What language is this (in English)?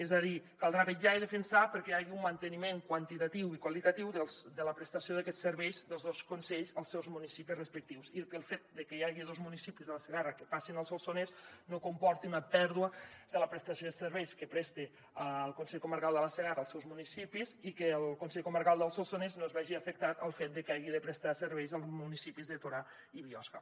Catalan